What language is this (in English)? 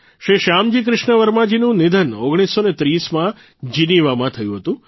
Gujarati